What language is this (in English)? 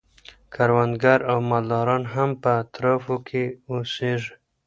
Pashto